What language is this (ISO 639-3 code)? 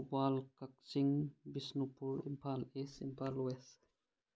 mni